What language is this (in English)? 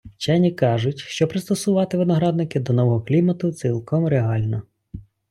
Ukrainian